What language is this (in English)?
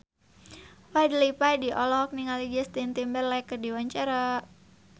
Sundanese